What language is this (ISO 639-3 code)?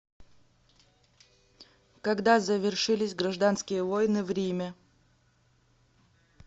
rus